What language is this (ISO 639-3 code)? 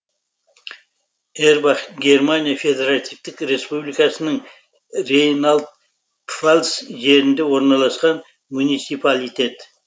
kaz